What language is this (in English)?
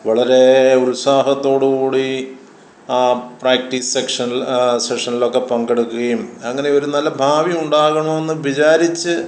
Malayalam